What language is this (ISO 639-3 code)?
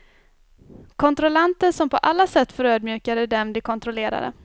swe